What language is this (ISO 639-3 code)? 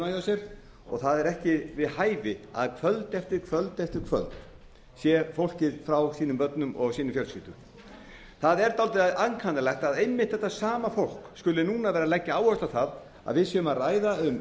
isl